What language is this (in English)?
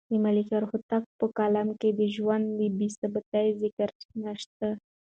Pashto